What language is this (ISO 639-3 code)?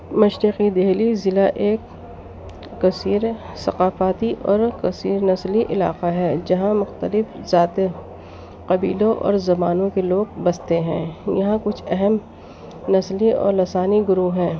urd